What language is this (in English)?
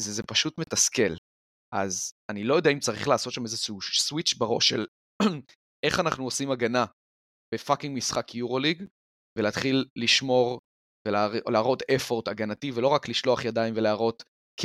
Hebrew